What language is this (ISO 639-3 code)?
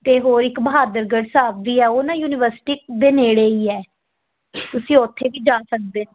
pan